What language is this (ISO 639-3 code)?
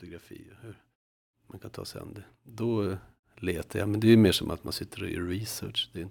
swe